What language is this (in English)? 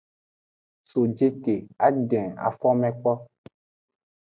Aja (Benin)